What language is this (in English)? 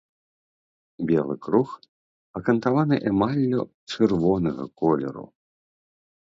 Belarusian